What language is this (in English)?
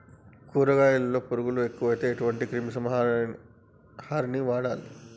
Telugu